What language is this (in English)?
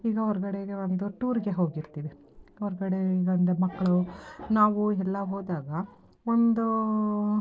Kannada